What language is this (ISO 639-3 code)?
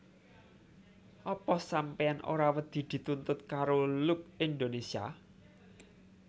jav